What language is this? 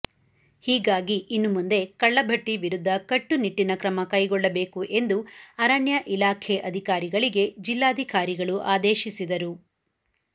Kannada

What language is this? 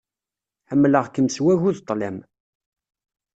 Kabyle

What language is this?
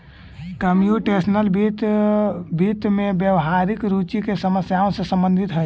Magahi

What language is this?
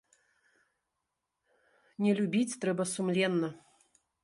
Belarusian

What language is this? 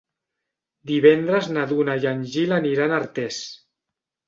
Catalan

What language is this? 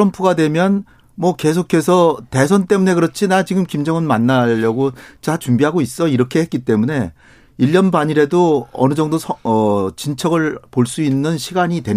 Korean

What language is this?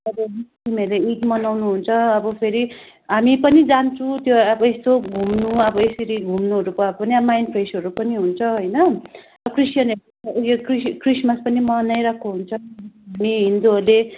Nepali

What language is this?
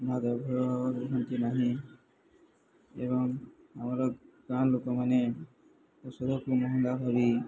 Odia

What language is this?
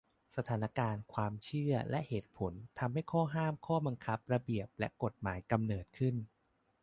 Thai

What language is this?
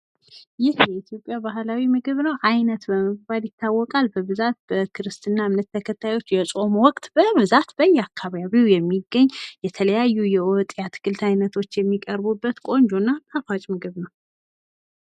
Amharic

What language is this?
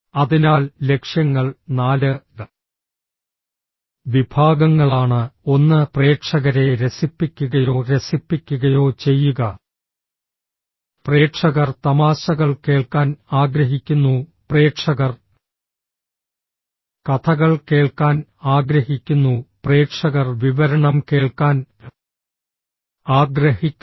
Malayalam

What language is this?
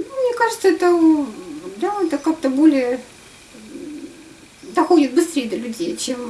Russian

